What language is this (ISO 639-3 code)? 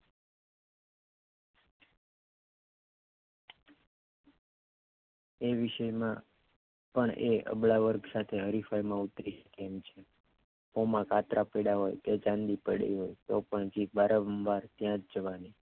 guj